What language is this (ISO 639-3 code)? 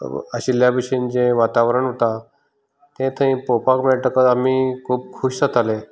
kok